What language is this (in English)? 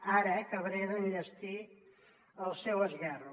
Catalan